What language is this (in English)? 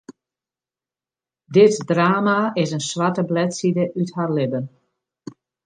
Western Frisian